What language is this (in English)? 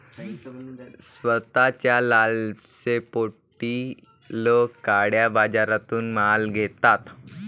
Marathi